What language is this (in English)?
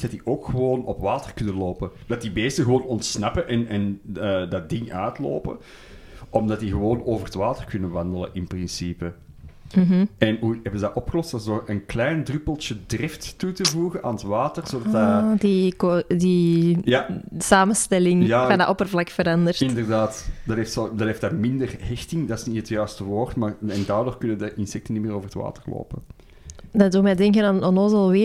Dutch